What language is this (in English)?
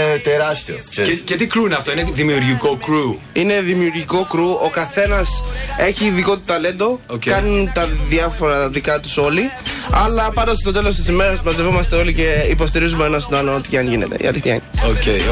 Greek